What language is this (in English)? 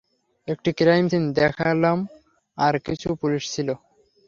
Bangla